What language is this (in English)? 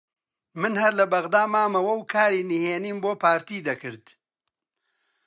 Central Kurdish